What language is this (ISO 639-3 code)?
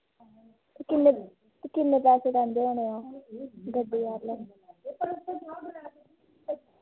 doi